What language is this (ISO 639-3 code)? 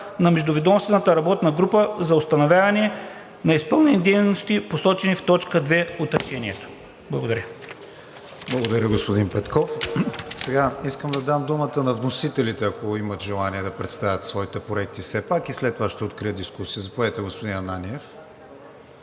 bul